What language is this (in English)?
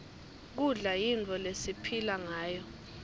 Swati